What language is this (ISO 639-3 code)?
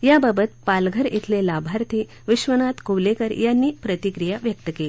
mar